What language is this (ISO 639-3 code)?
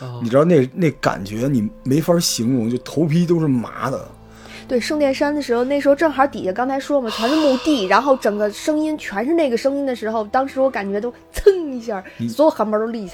zho